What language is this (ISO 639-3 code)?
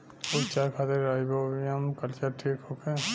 bho